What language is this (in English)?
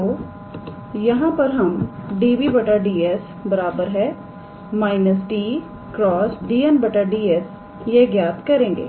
Hindi